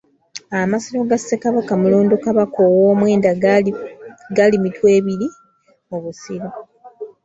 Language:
Ganda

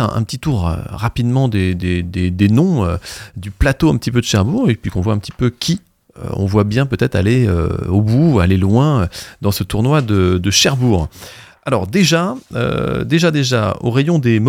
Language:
French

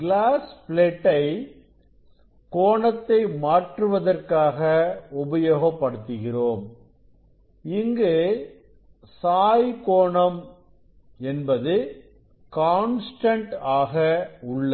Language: Tamil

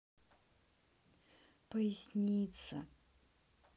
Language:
Russian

